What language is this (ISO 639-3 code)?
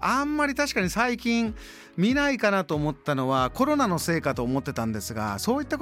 jpn